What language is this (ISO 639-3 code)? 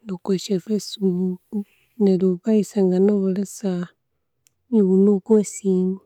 koo